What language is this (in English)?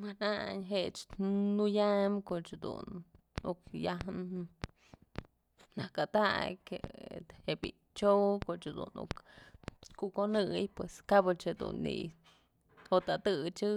Mazatlán Mixe